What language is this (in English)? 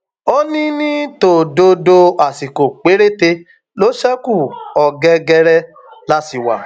Yoruba